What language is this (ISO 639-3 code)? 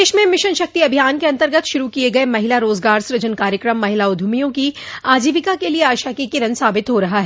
hin